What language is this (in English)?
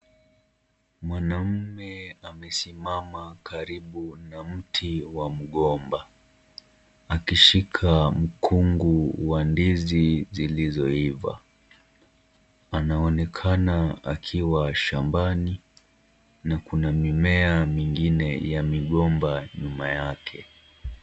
Swahili